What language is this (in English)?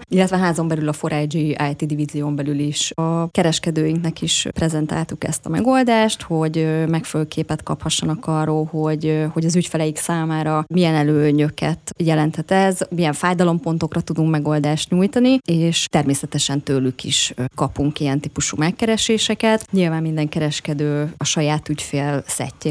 Hungarian